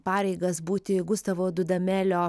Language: Lithuanian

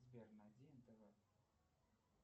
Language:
Russian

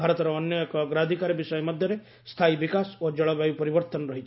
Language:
Odia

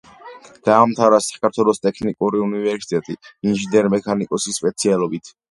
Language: Georgian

